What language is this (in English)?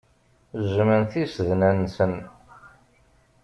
Kabyle